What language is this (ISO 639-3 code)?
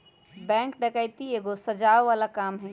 mag